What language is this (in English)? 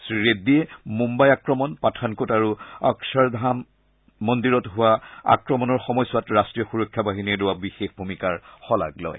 Assamese